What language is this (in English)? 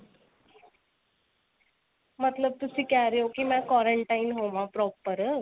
Punjabi